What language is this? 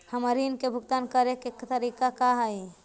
Magahi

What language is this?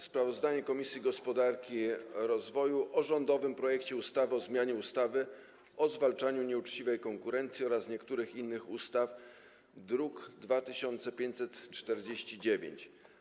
Polish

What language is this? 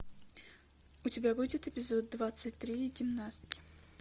Russian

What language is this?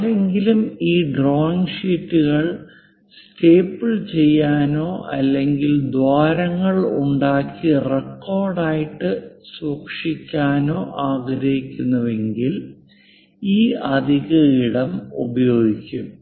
Malayalam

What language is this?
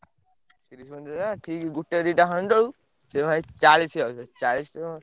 Odia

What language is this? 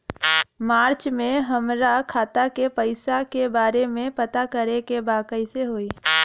Bhojpuri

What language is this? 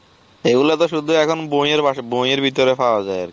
Bangla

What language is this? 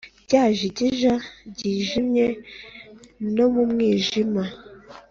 Kinyarwanda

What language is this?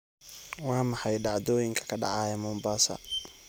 Somali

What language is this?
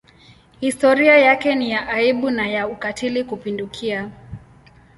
Swahili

